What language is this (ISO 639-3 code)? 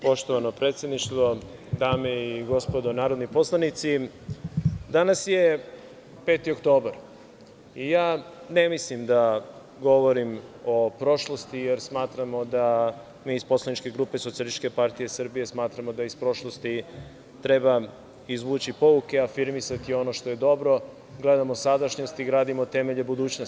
srp